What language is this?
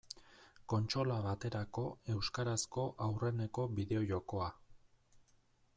Basque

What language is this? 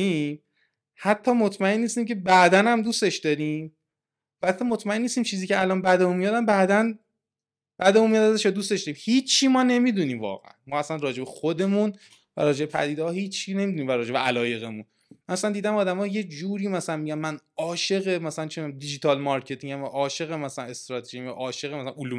Persian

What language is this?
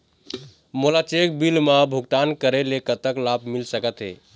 Chhattisgarhi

